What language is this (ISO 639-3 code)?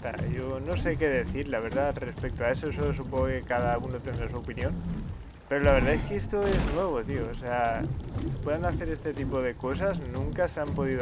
spa